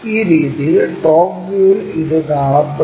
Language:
Malayalam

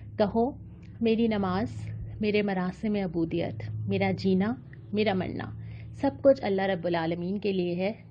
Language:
Urdu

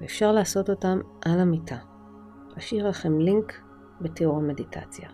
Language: Hebrew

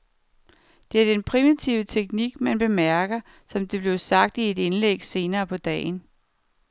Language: Danish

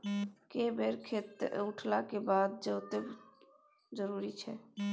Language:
Maithili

